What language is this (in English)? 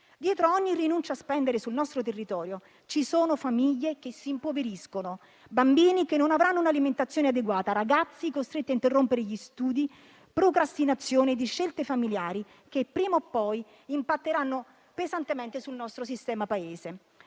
Italian